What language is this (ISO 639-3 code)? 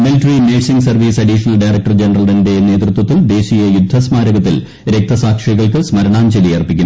mal